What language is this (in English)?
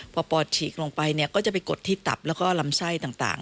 Thai